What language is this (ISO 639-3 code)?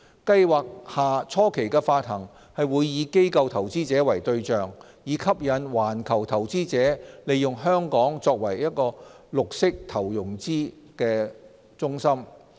yue